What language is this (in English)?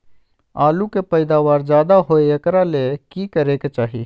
Magahi